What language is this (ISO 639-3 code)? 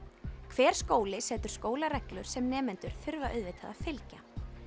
isl